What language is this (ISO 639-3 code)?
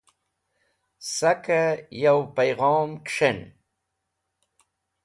wbl